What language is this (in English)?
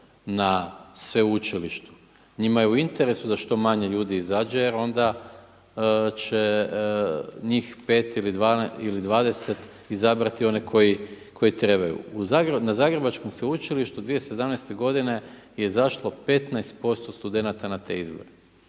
Croatian